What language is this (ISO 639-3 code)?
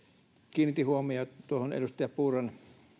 fin